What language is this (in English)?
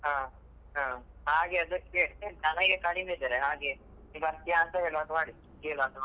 Kannada